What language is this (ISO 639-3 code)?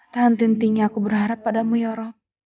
ind